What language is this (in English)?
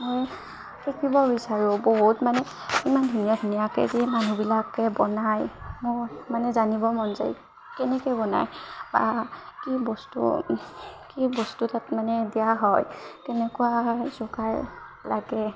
Assamese